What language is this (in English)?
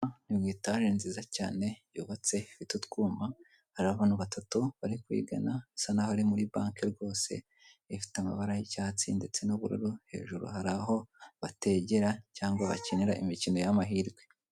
Kinyarwanda